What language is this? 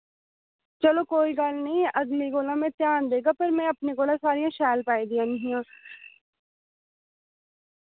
Dogri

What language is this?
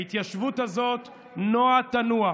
Hebrew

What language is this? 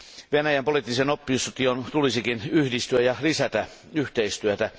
Finnish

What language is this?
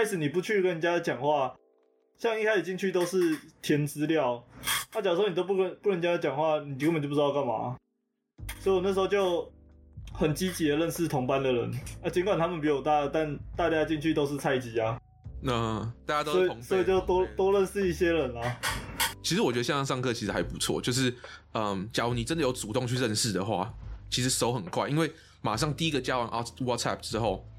Chinese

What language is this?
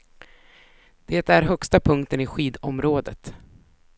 Swedish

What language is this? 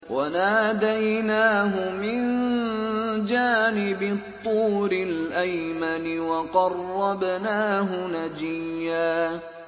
Arabic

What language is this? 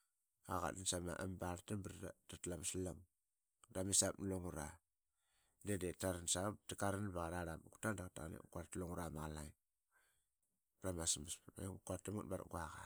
Qaqet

